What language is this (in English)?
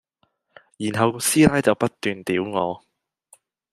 Cantonese